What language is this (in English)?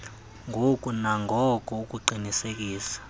Xhosa